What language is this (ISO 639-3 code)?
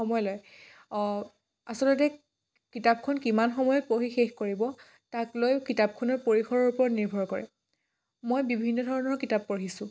asm